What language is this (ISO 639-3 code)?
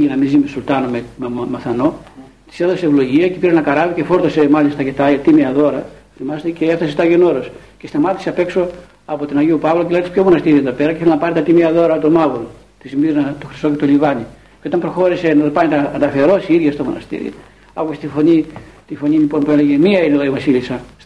ell